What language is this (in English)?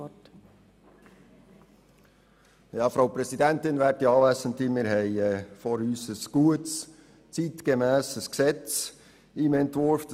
Swiss German